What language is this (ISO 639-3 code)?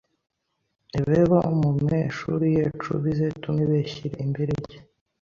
kin